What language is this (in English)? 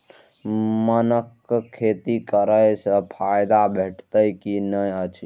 Maithili